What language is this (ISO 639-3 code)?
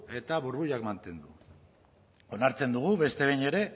eus